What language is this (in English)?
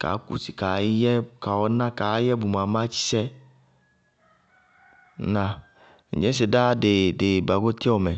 Bago-Kusuntu